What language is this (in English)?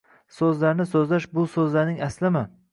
Uzbek